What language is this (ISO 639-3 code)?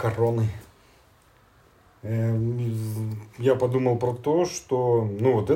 rus